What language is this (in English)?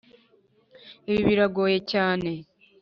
Kinyarwanda